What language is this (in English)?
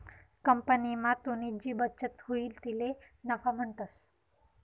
Marathi